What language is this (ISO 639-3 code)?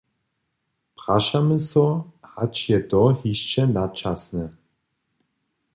hsb